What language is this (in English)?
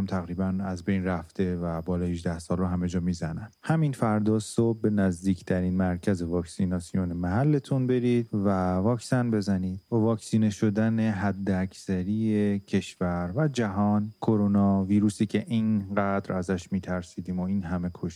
Persian